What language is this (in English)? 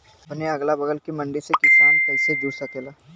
Bhojpuri